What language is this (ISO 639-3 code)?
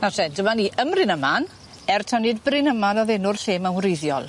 cym